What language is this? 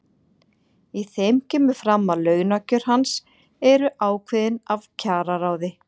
Icelandic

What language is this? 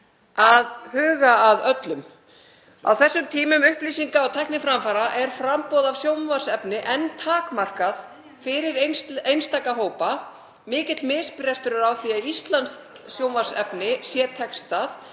Icelandic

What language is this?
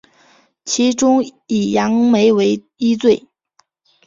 Chinese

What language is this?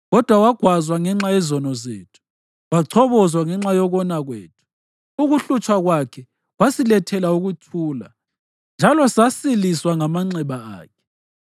North Ndebele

